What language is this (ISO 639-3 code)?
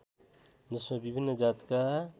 nep